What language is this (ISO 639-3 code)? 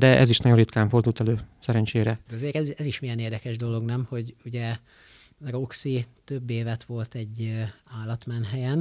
hun